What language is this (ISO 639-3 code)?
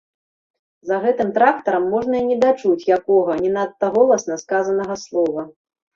bel